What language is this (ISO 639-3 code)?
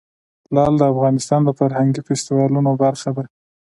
pus